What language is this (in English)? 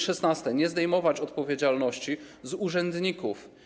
Polish